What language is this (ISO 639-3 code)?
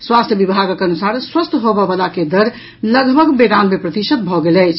mai